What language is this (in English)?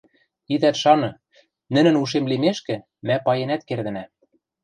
Western Mari